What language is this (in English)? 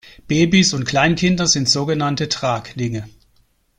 German